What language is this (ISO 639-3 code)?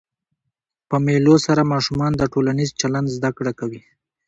pus